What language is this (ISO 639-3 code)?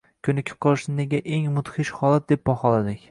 uzb